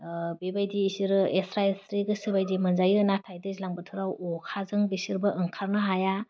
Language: Bodo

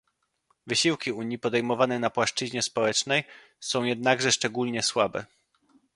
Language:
Polish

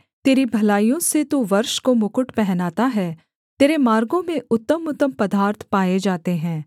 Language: Hindi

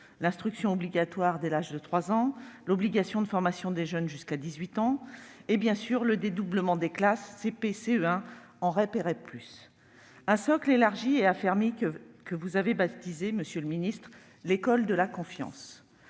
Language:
French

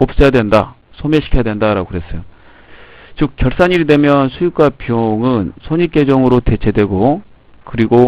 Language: Korean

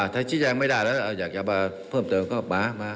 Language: Thai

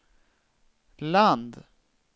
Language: Swedish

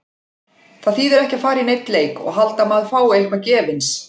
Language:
Icelandic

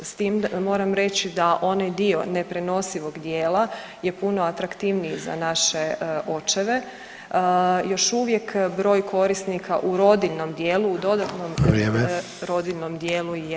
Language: Croatian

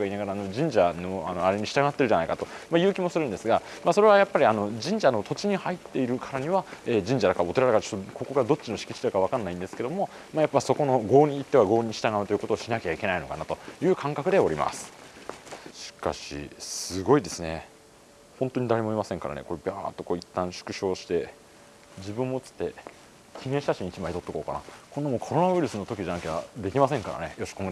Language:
Japanese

